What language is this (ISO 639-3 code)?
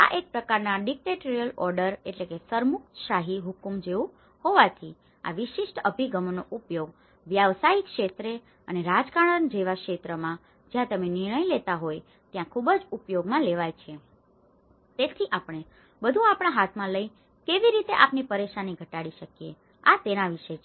guj